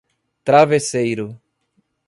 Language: Portuguese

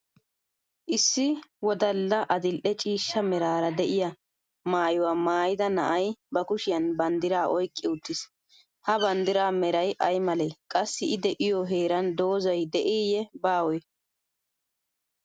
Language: Wolaytta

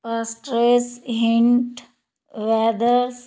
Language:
Punjabi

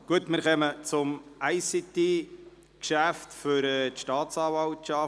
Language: Swiss German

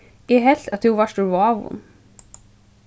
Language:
Faroese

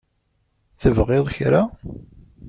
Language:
Kabyle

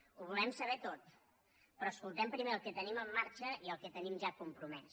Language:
Catalan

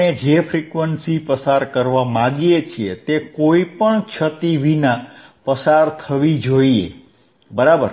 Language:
Gujarati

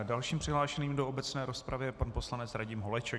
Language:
Czech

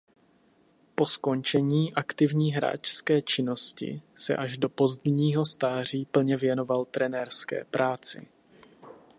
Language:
Czech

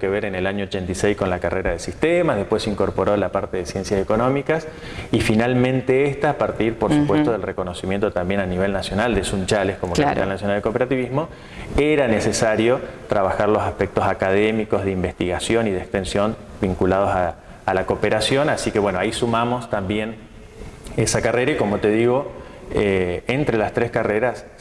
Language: Spanish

